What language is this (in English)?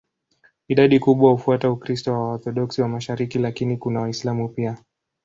Swahili